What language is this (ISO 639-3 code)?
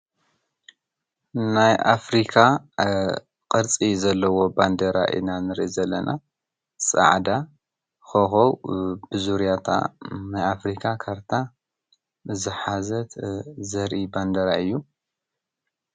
tir